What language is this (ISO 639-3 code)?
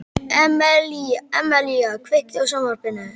isl